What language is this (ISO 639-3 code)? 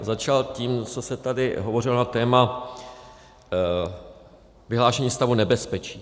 ces